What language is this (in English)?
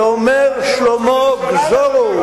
Hebrew